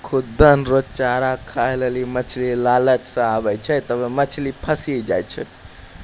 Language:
Maithili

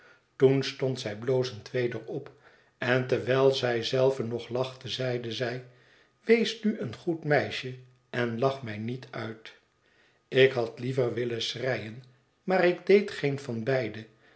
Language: Dutch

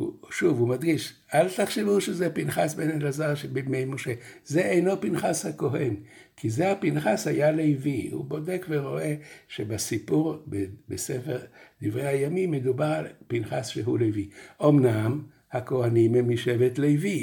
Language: Hebrew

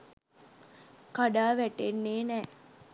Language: Sinhala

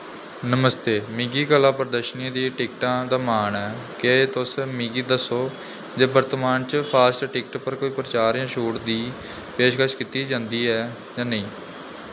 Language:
Dogri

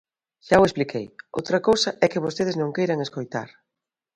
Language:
Galician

